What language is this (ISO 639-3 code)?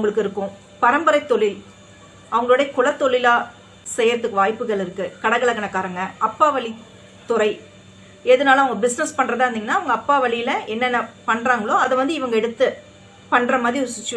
tam